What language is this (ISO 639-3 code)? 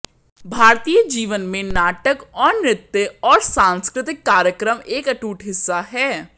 hin